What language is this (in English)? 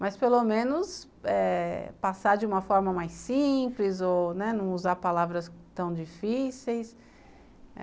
Portuguese